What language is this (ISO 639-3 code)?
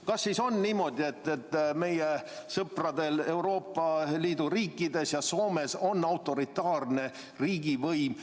est